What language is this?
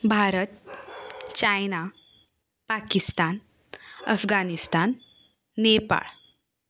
Konkani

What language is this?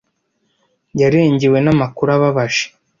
Kinyarwanda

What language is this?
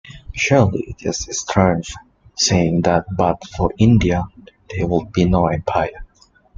English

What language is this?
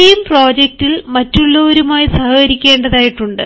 Malayalam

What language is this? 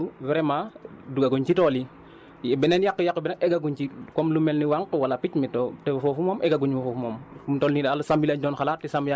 Wolof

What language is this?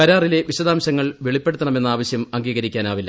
Malayalam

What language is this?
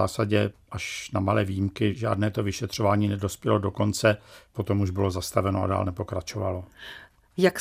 Czech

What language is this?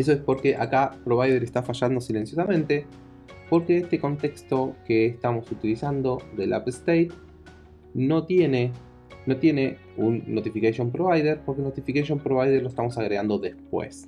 Spanish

